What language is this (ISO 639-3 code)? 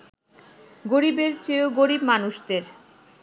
ben